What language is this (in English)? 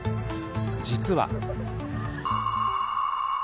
Japanese